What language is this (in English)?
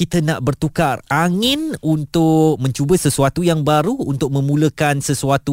Malay